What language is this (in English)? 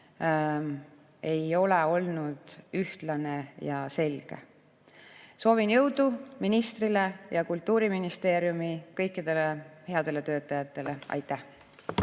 Estonian